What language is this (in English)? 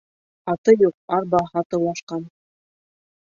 Bashkir